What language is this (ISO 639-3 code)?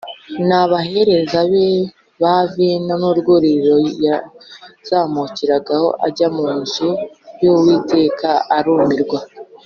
kin